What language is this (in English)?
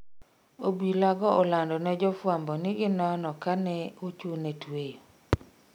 Luo (Kenya and Tanzania)